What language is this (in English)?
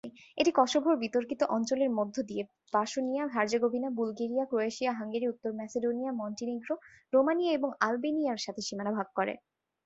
Bangla